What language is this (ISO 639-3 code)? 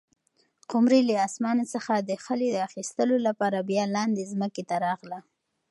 pus